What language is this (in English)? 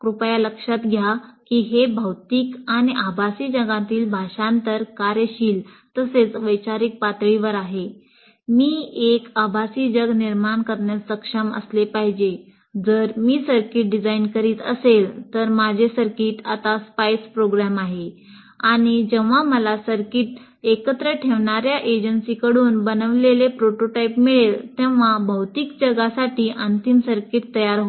Marathi